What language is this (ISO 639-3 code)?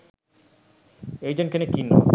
sin